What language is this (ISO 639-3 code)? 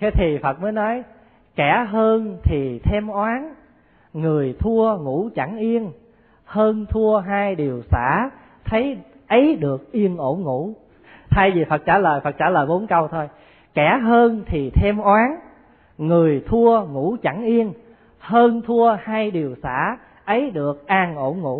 vie